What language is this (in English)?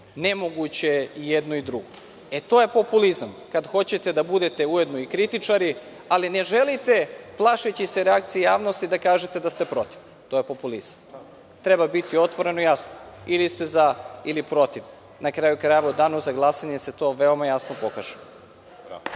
Serbian